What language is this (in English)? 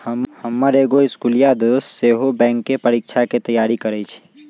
Magahi